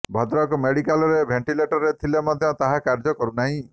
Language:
Odia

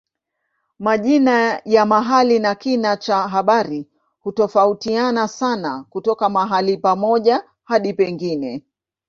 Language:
Swahili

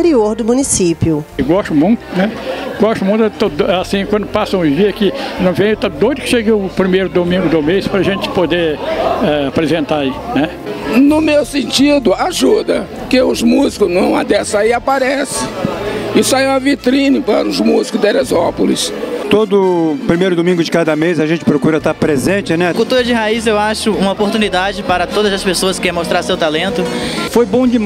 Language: Portuguese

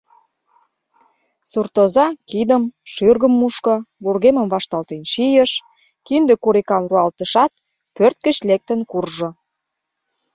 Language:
Mari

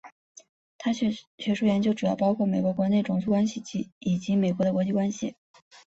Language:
Chinese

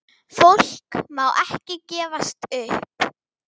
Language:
Icelandic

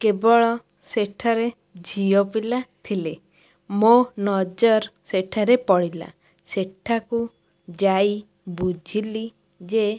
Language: Odia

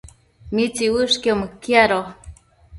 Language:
Matsés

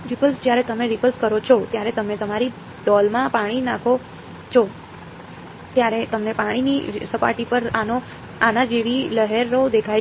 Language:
Gujarati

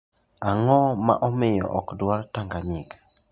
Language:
Luo (Kenya and Tanzania)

